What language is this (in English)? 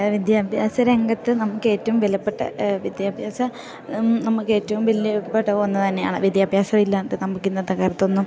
Malayalam